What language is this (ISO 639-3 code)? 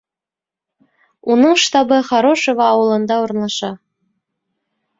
bak